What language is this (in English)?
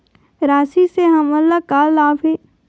Chhattisgarhi